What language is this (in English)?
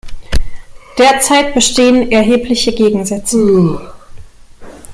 German